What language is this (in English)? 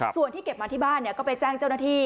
Thai